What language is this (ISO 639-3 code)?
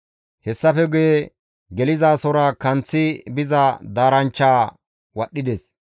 gmv